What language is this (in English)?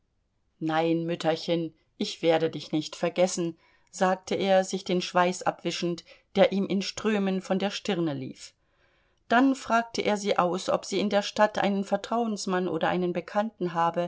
German